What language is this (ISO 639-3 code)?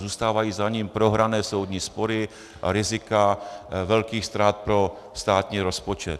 ces